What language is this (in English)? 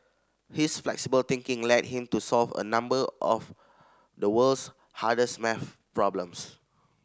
English